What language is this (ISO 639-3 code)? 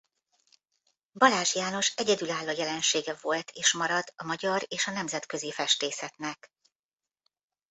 hun